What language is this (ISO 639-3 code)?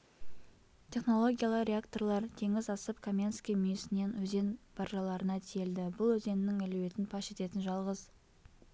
kaz